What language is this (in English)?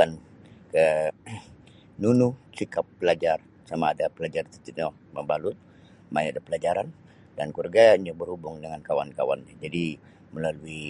Sabah Bisaya